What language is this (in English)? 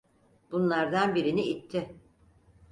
Turkish